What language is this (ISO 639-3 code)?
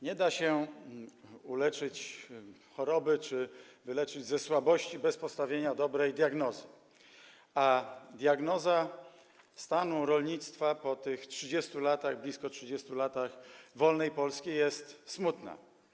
pol